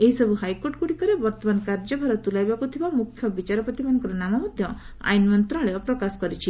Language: Odia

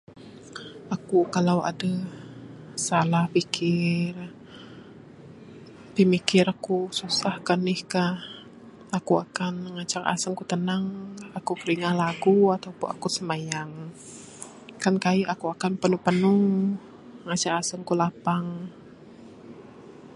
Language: Bukar-Sadung Bidayuh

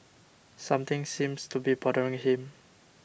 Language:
English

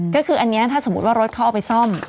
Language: Thai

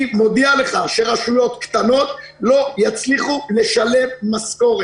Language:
Hebrew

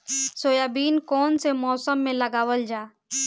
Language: Bhojpuri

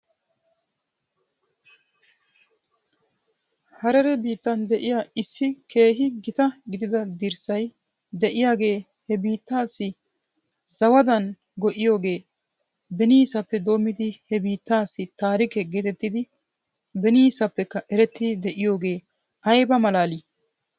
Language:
Wolaytta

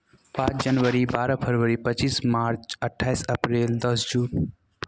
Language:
Maithili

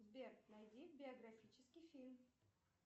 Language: Russian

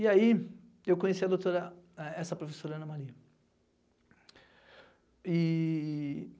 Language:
Portuguese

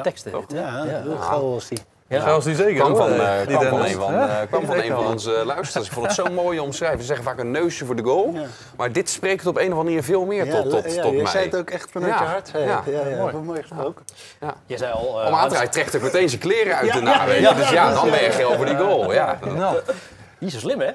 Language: Dutch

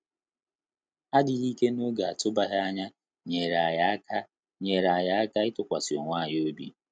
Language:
Igbo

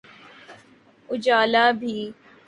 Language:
Urdu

